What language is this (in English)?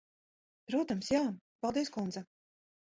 Latvian